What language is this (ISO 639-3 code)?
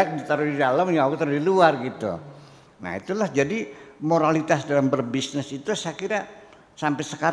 ind